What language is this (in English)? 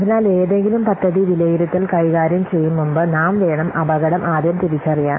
Malayalam